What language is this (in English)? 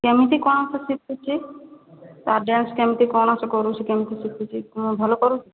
Odia